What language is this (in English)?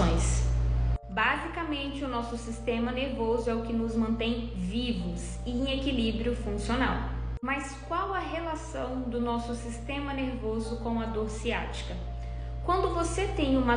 Portuguese